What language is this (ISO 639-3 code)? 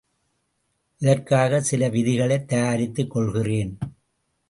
tam